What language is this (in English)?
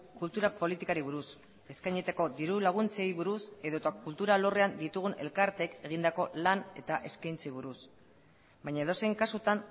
Basque